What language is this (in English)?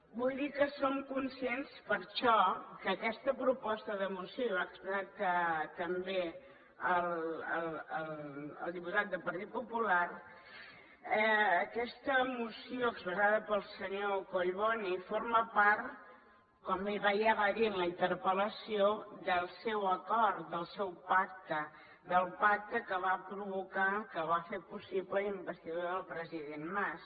Catalan